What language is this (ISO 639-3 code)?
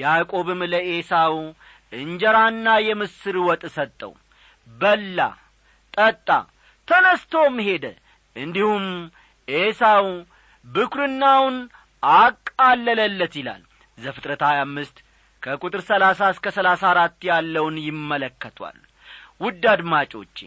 amh